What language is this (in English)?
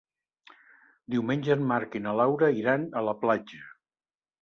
Catalan